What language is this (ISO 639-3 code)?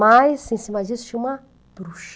por